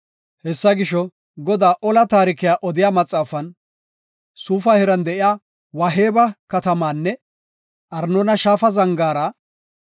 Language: Gofa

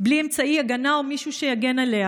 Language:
Hebrew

